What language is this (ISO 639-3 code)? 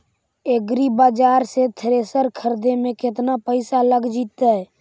mag